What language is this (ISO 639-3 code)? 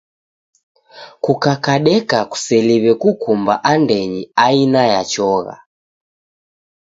dav